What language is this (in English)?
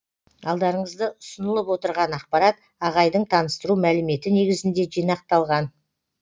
Kazakh